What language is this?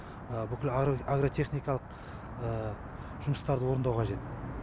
Kazakh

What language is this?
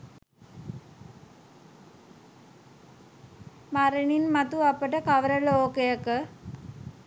Sinhala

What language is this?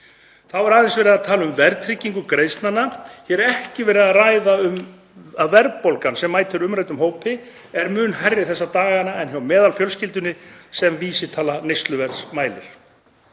Icelandic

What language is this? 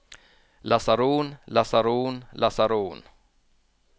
Norwegian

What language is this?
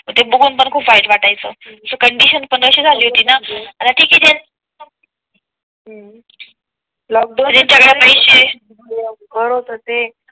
Marathi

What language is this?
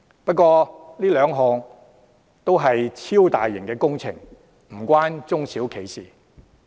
Cantonese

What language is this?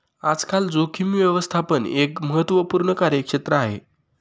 Marathi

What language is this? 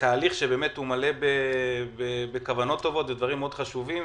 Hebrew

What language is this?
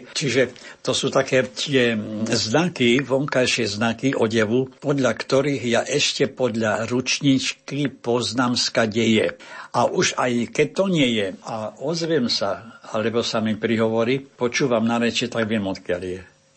Slovak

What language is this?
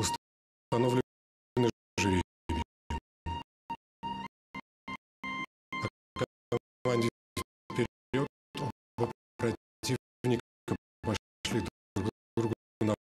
Russian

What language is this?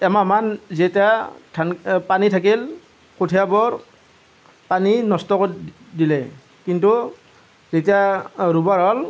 Assamese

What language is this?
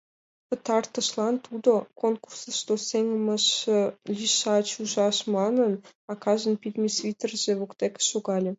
Mari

